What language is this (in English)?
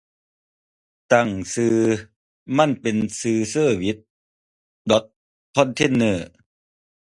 Thai